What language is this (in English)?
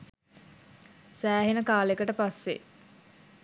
Sinhala